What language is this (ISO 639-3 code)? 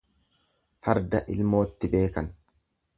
orm